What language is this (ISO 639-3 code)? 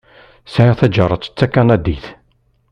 kab